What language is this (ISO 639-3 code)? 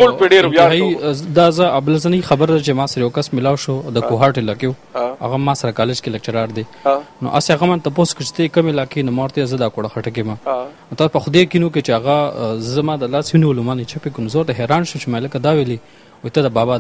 ara